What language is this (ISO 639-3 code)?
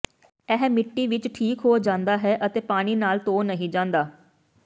pan